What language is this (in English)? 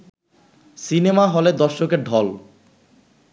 Bangla